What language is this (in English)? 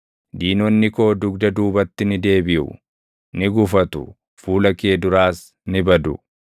Oromo